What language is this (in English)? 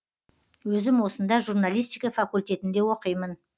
Kazakh